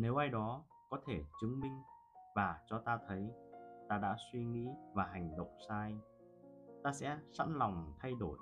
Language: Vietnamese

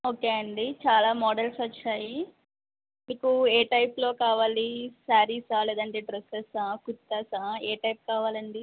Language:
Telugu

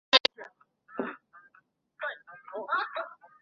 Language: Chinese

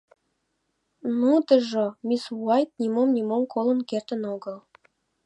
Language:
Mari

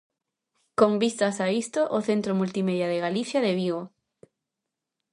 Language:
Galician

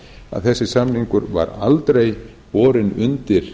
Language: Icelandic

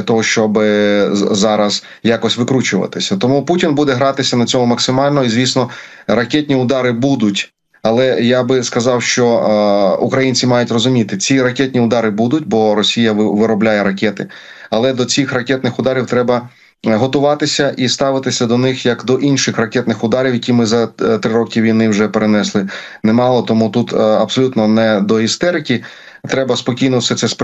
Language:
Ukrainian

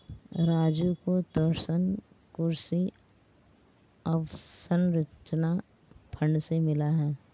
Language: Hindi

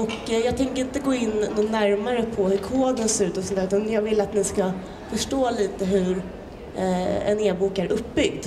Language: Swedish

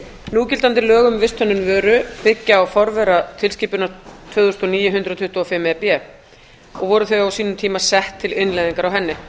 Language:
Icelandic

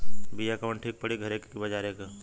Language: Bhojpuri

